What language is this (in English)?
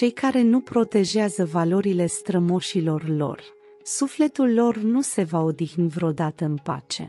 Romanian